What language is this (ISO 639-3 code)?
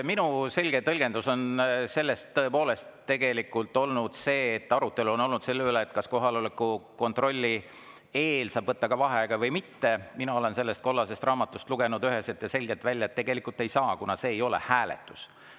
est